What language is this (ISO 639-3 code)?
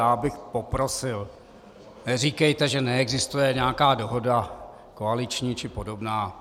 ces